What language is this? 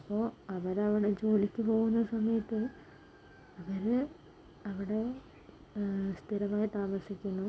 Malayalam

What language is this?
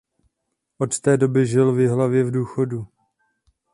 Czech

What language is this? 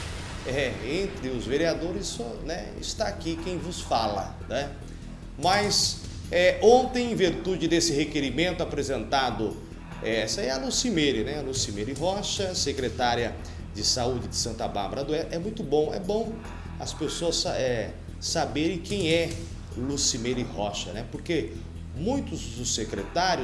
Portuguese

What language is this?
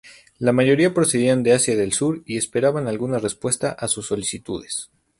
Spanish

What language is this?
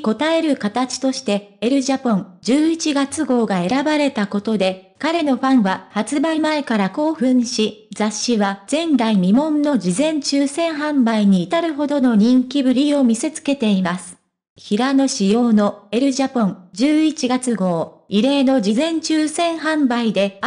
Japanese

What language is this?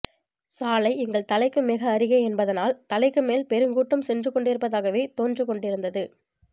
Tamil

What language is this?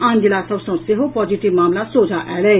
Maithili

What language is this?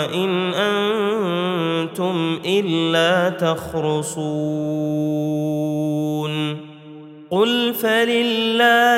Arabic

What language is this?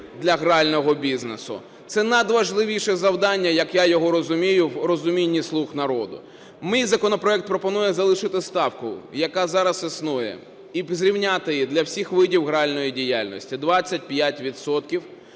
Ukrainian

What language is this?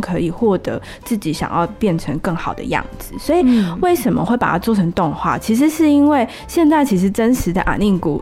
Chinese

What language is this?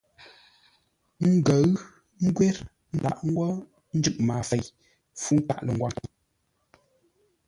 Ngombale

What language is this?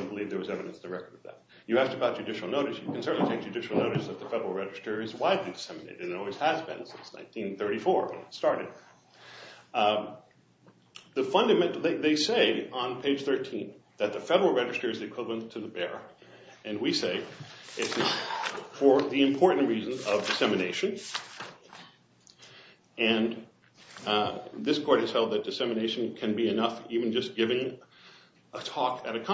English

